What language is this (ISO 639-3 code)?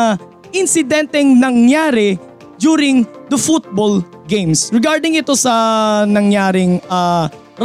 fil